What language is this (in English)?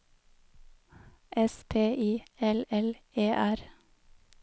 Norwegian